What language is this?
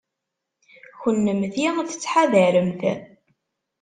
Kabyle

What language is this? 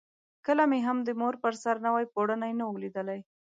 Pashto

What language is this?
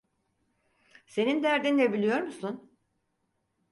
Turkish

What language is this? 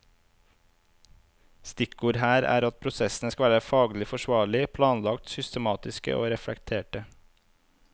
Norwegian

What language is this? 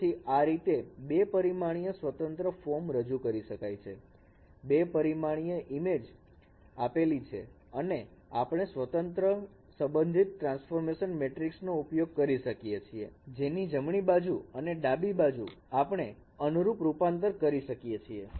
Gujarati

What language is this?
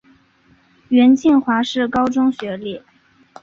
Chinese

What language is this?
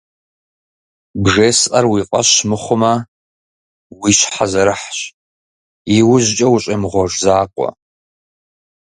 Kabardian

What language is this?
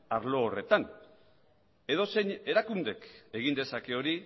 Basque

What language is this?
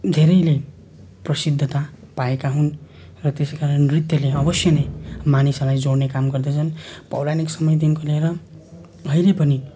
Nepali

